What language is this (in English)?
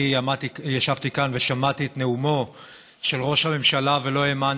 Hebrew